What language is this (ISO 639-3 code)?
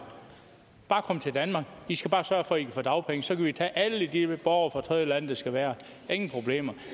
dan